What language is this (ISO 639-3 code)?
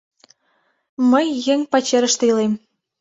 chm